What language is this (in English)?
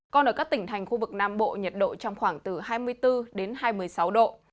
Vietnamese